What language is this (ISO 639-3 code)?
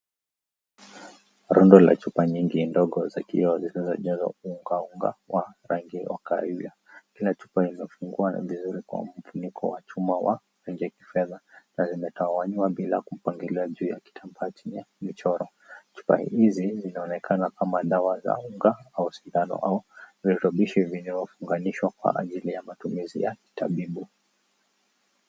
swa